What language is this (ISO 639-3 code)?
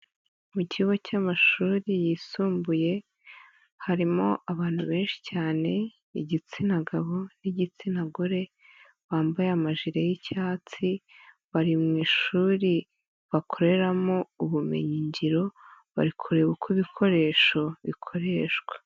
kin